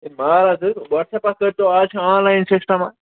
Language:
Kashmiri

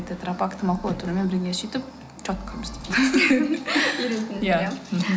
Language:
Kazakh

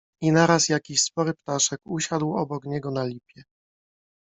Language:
Polish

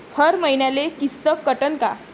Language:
Marathi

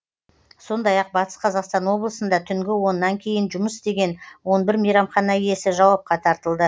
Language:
Kazakh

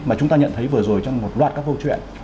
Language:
Vietnamese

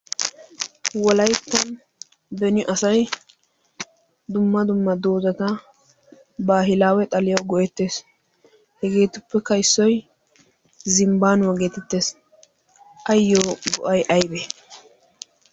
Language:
Wolaytta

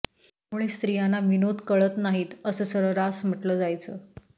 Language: Marathi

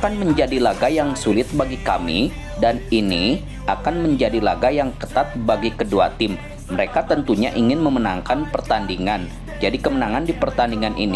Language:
Indonesian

